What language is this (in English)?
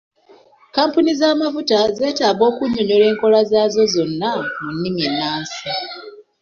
Ganda